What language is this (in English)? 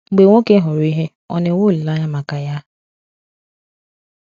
Igbo